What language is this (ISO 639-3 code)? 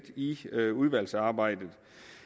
dan